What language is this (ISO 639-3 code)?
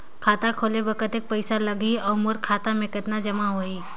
hne